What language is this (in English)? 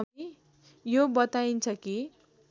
Nepali